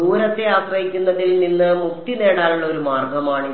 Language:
Malayalam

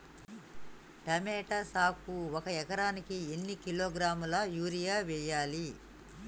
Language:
Telugu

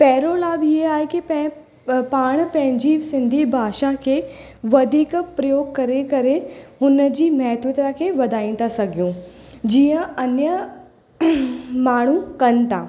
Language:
Sindhi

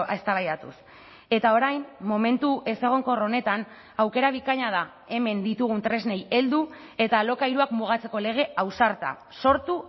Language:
Basque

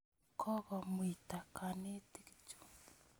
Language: Kalenjin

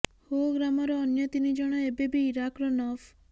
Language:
Odia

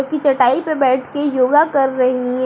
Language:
Hindi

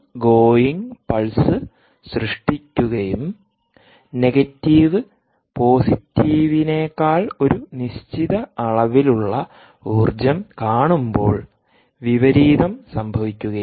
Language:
Malayalam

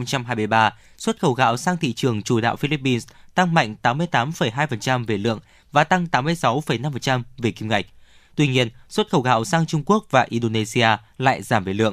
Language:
Vietnamese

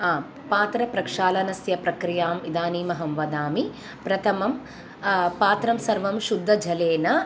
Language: Sanskrit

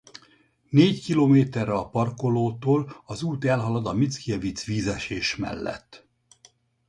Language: Hungarian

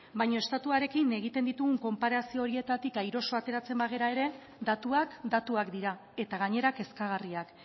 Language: Basque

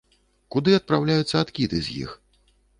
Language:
Belarusian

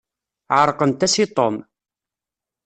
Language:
Kabyle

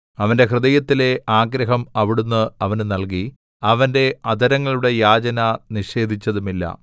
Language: Malayalam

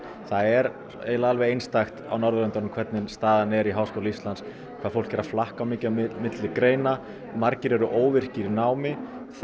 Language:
Icelandic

